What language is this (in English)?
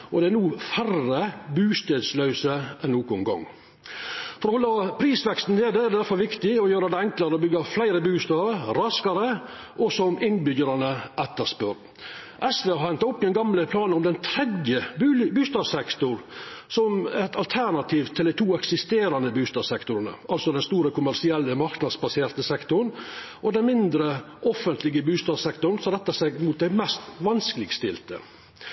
Norwegian Nynorsk